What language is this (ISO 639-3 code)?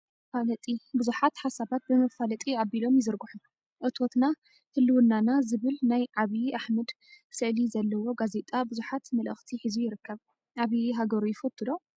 tir